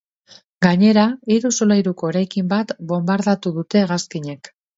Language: Basque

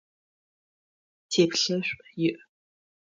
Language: Adyghe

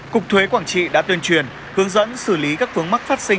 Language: Vietnamese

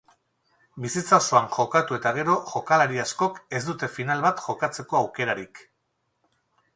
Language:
Basque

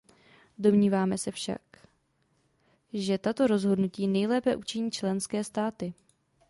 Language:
Czech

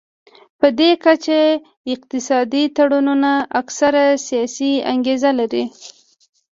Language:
Pashto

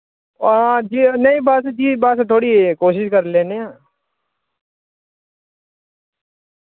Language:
Dogri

